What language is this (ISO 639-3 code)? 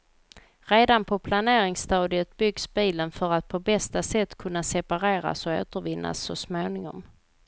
swe